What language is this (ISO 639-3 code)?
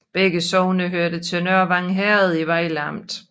dan